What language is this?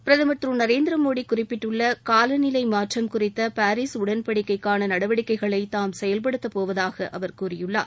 Tamil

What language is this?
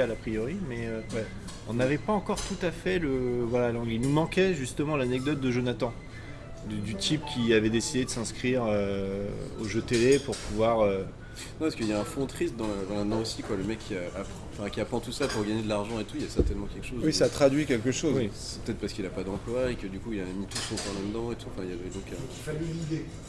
French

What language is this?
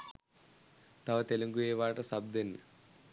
Sinhala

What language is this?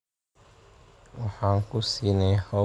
Somali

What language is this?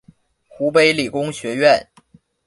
Chinese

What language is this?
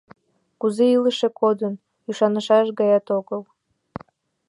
Mari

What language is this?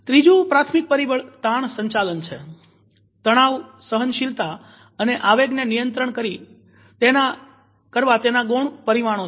Gujarati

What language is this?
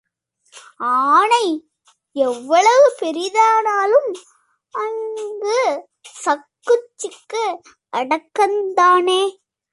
Tamil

